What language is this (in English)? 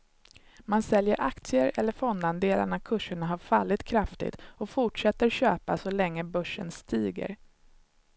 Swedish